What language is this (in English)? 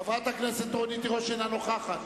Hebrew